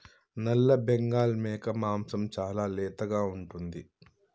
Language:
Telugu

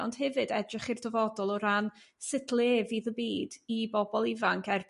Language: Welsh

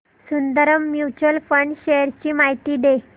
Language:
Marathi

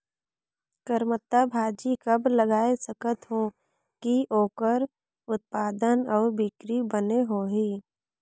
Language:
Chhattisgarhi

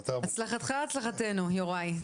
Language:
Hebrew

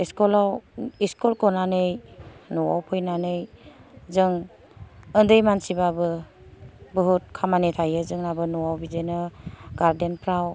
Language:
Bodo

